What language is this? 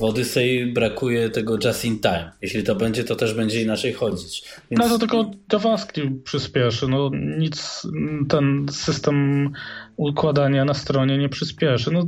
Polish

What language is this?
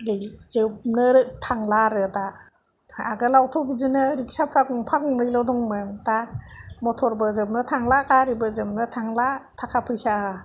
Bodo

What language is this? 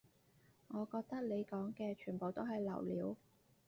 Cantonese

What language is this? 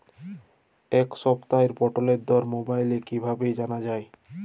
Bangla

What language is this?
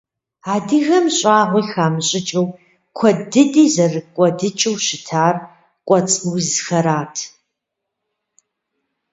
Kabardian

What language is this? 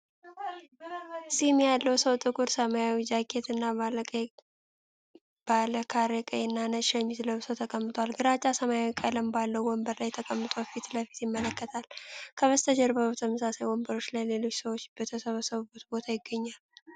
Amharic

